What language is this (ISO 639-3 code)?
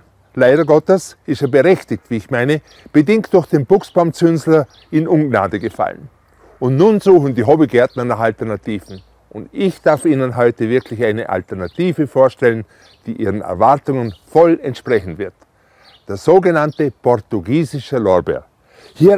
deu